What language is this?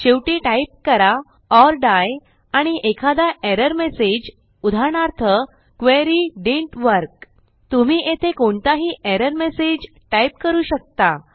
Marathi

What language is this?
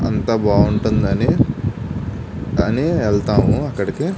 Telugu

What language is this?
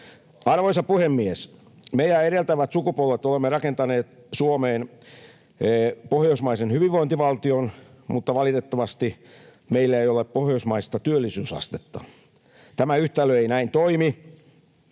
Finnish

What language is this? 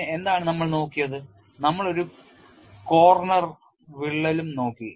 Malayalam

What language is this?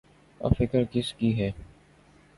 Urdu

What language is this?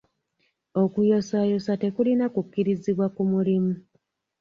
Ganda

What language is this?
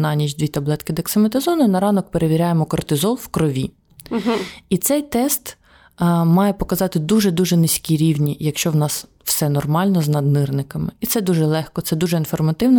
Ukrainian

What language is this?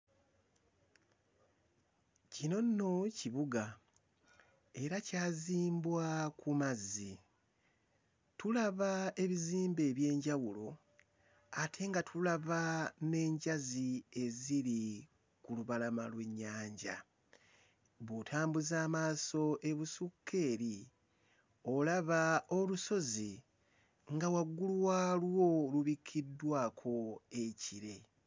Ganda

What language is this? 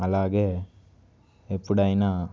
Telugu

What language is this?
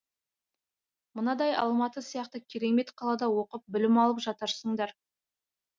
Kazakh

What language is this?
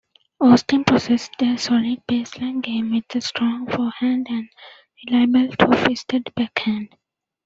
English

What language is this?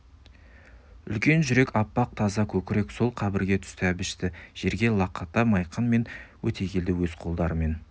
Kazakh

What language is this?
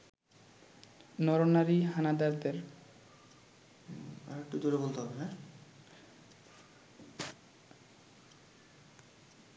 Bangla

